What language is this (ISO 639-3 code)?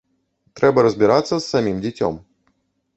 bel